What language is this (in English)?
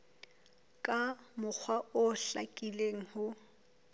Southern Sotho